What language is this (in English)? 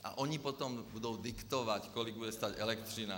Czech